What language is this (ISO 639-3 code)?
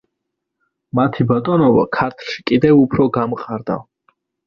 kat